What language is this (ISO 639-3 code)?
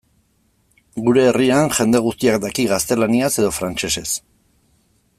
eus